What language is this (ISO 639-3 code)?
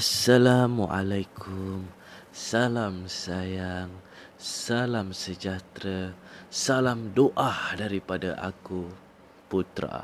msa